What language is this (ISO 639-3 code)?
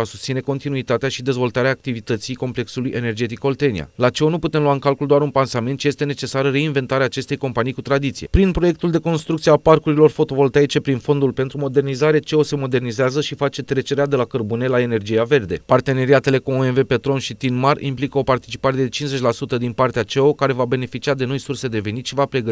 ron